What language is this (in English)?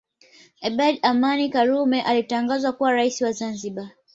Swahili